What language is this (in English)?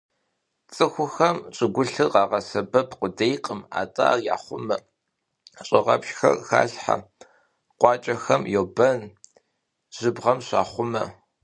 Kabardian